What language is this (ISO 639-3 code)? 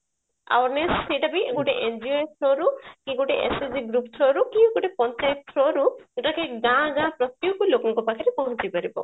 ori